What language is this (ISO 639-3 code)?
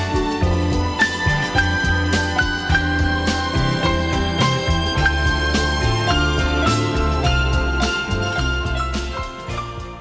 vie